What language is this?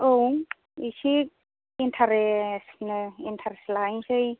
Bodo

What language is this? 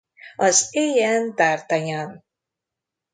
Hungarian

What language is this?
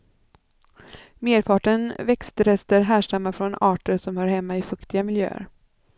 Swedish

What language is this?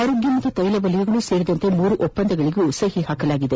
Kannada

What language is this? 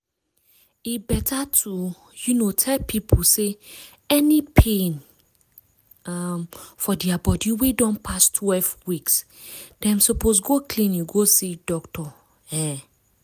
Nigerian Pidgin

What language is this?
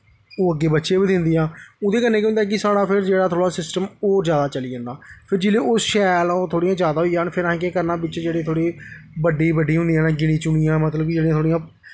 Dogri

